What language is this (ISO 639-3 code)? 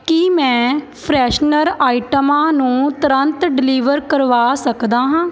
pan